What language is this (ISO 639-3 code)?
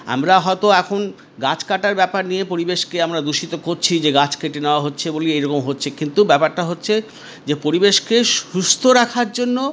ben